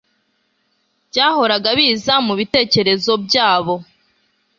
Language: Kinyarwanda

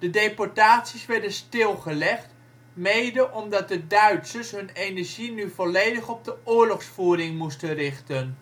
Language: Dutch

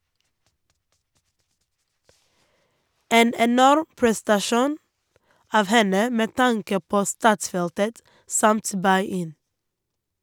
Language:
Norwegian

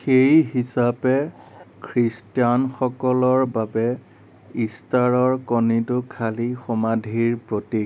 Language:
Assamese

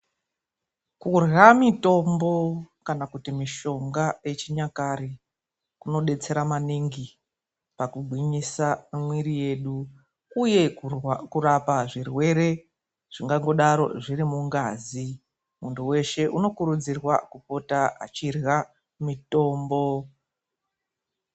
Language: Ndau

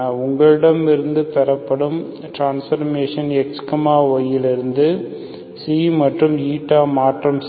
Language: Tamil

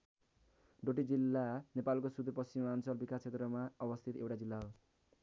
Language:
Nepali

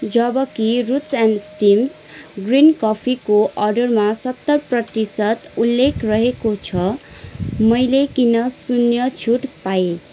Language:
Nepali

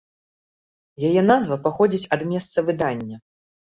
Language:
Belarusian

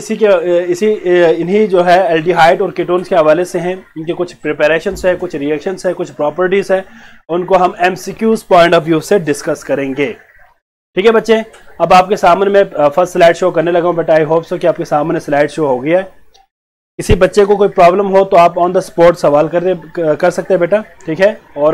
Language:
Hindi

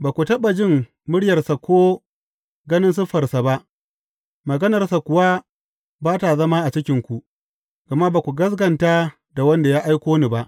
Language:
Hausa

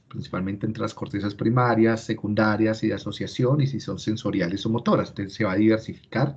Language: Spanish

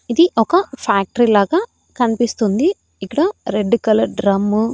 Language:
Telugu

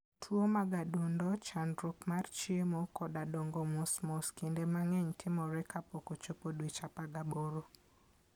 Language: Luo (Kenya and Tanzania)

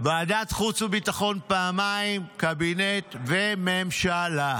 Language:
Hebrew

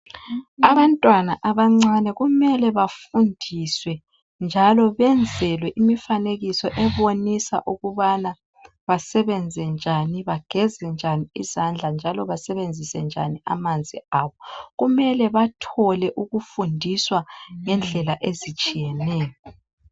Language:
North Ndebele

